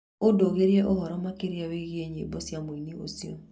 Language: Kikuyu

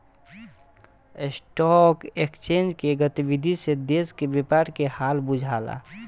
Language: Bhojpuri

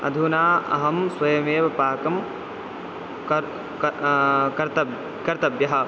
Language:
Sanskrit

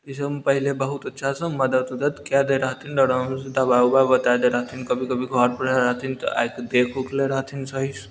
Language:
Maithili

